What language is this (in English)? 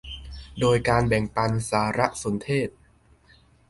Thai